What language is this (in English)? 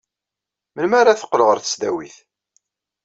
Kabyle